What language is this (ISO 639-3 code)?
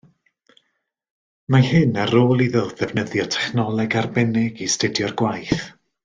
cym